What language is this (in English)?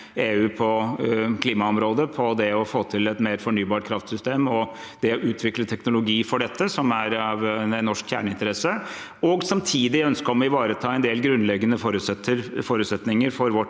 Norwegian